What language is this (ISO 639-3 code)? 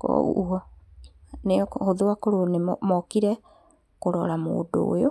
kik